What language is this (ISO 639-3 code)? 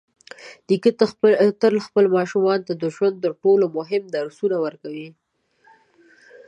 pus